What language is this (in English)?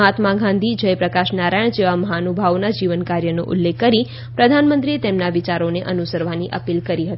Gujarati